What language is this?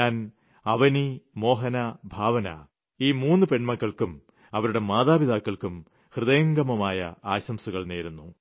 Malayalam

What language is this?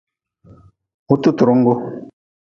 Nawdm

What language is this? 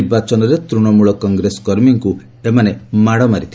Odia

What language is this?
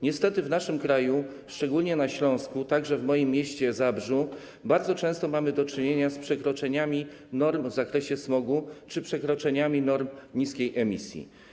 Polish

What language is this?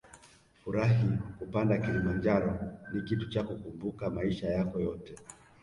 Swahili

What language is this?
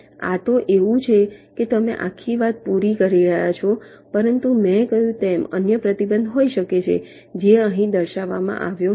Gujarati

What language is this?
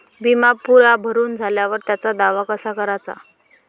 Marathi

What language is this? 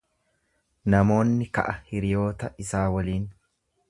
Oromo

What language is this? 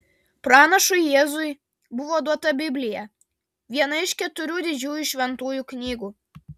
Lithuanian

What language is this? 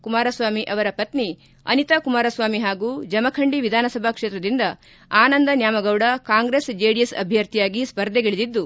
Kannada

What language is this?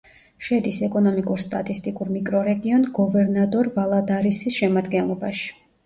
Georgian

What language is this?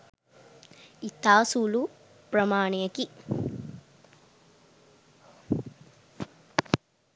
Sinhala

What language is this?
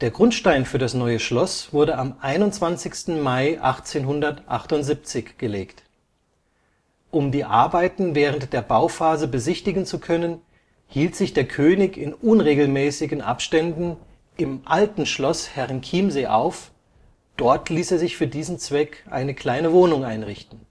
German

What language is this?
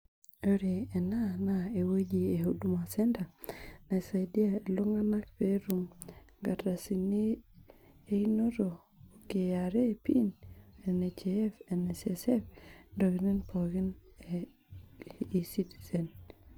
Masai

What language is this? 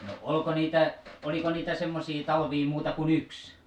Finnish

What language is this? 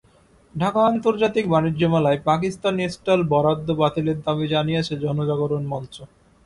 Bangla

